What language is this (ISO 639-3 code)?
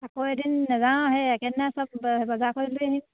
asm